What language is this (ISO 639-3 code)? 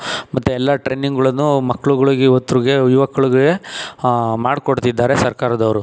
kan